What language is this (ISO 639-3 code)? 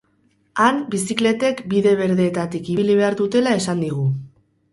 eus